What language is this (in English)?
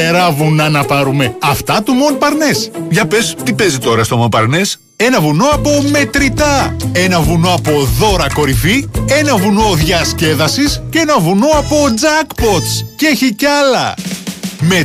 Greek